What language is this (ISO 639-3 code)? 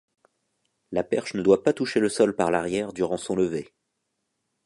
fra